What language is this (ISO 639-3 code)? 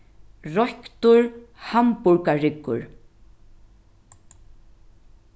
fao